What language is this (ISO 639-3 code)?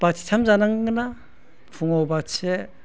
brx